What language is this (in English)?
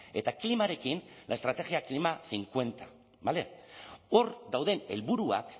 Basque